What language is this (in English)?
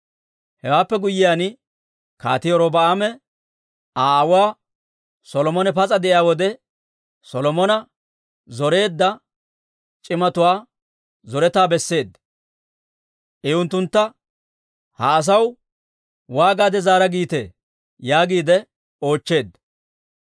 Dawro